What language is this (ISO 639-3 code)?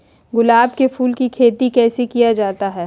mag